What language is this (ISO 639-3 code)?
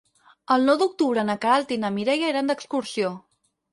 cat